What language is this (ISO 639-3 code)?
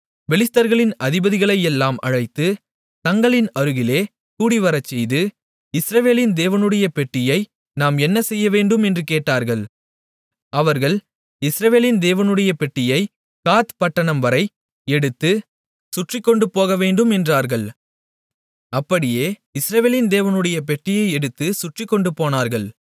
tam